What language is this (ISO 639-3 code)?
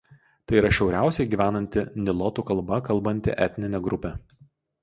lit